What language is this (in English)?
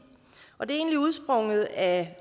Danish